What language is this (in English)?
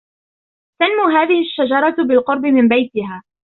Arabic